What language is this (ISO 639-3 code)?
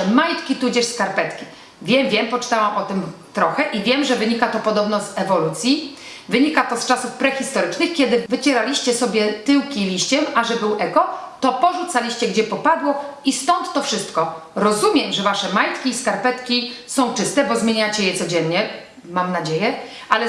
pol